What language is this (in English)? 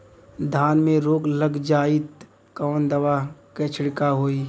Bhojpuri